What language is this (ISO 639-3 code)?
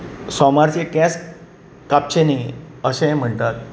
kok